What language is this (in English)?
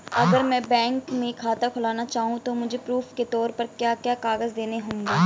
Hindi